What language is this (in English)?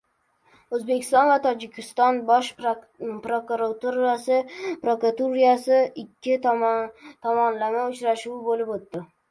Uzbek